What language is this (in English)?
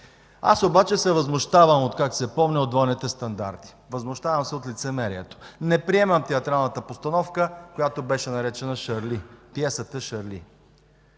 Bulgarian